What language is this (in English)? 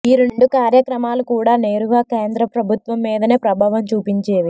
Telugu